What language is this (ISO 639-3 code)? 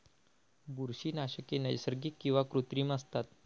mar